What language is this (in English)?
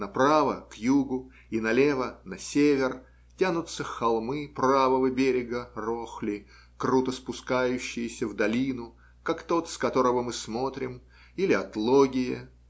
Russian